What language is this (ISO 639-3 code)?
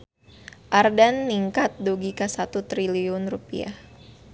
sun